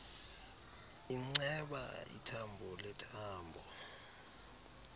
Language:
Xhosa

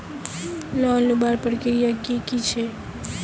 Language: Magahi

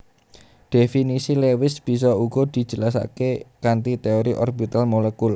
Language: Javanese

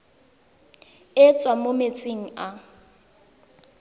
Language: Tswana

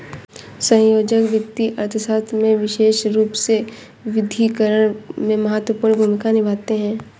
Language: Hindi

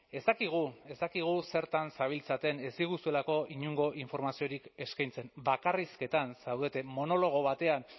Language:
Basque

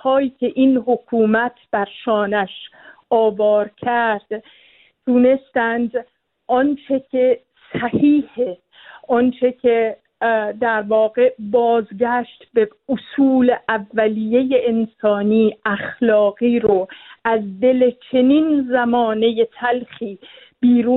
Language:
Persian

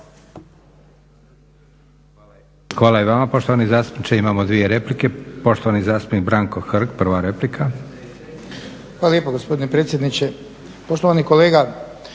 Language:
Croatian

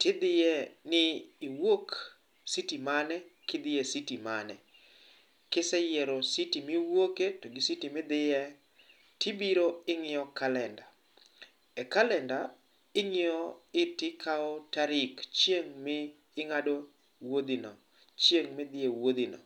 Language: Luo (Kenya and Tanzania)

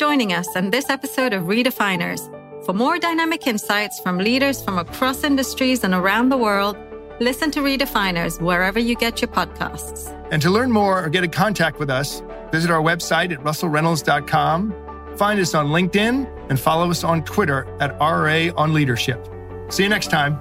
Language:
English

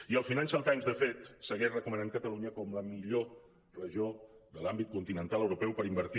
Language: Catalan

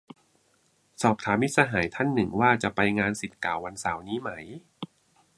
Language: Thai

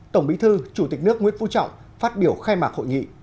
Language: Vietnamese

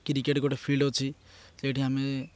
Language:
Odia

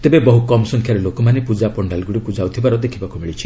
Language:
Odia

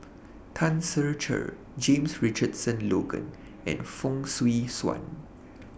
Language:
English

